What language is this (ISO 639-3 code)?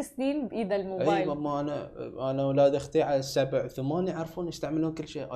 ara